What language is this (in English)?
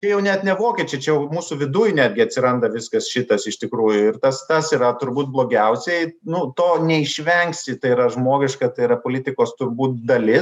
Lithuanian